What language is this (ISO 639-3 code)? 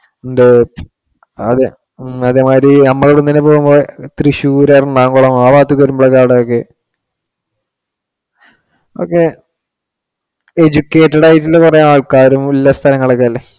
mal